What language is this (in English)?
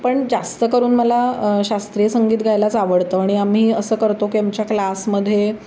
Marathi